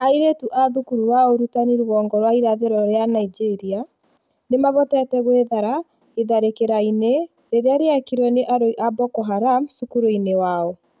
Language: Kikuyu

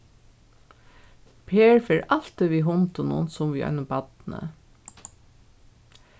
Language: Faroese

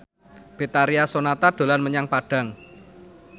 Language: Javanese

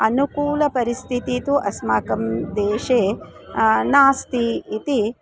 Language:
Sanskrit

